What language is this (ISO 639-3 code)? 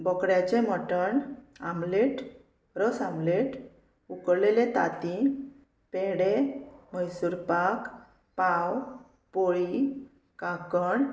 kok